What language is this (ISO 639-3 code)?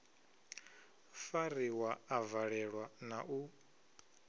ven